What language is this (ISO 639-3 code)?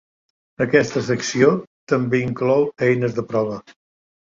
cat